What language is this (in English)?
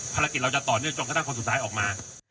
Thai